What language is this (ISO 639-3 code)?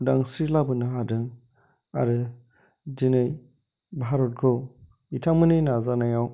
brx